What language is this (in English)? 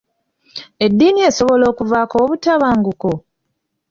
Ganda